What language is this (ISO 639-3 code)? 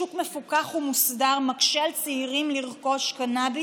heb